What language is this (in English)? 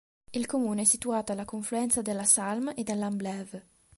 Italian